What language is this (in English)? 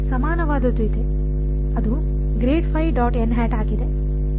Kannada